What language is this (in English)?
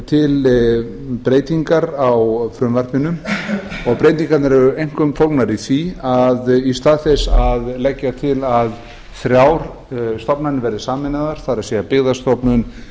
Icelandic